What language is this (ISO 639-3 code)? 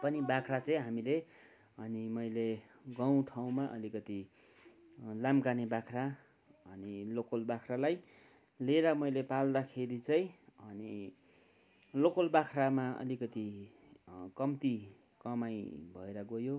nep